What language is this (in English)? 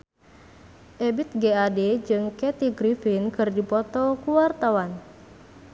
Sundanese